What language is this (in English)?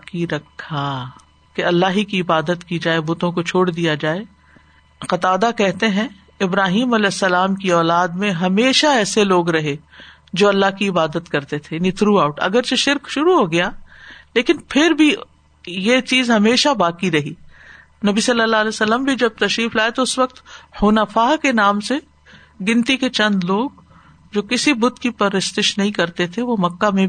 Urdu